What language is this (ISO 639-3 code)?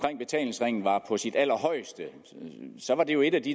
dan